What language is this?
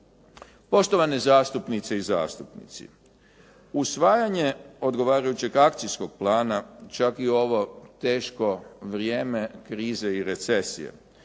Croatian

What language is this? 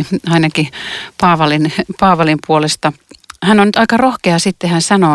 Finnish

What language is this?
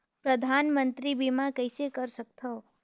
Chhattisgarhi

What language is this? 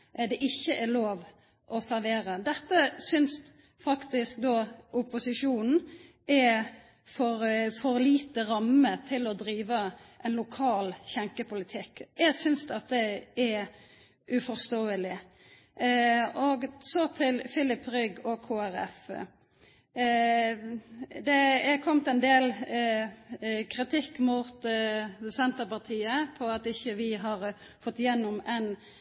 Norwegian Nynorsk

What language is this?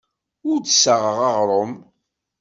Kabyle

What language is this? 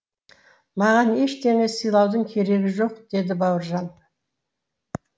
Kazakh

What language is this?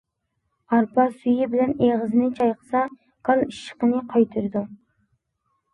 Uyghur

